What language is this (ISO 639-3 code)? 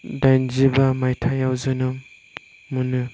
brx